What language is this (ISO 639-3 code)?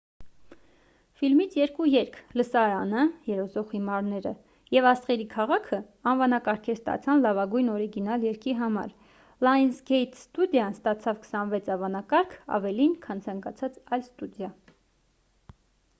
hye